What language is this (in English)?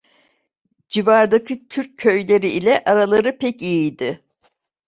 Turkish